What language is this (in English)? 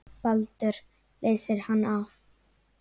Icelandic